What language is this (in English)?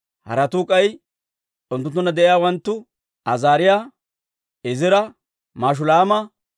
Dawro